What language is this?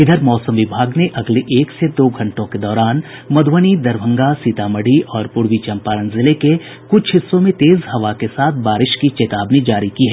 Hindi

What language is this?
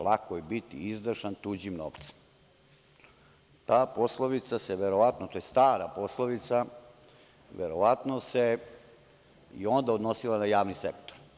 Serbian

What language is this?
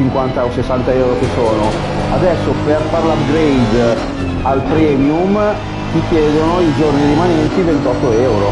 Italian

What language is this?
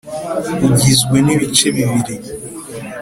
Kinyarwanda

